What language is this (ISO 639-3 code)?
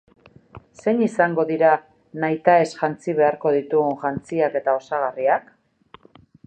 eus